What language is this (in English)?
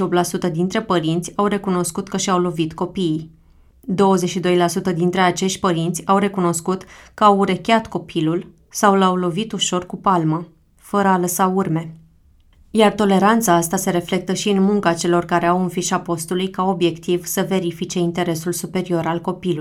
Romanian